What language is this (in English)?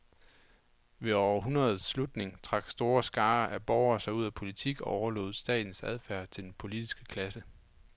Danish